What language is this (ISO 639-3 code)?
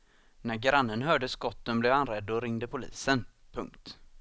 swe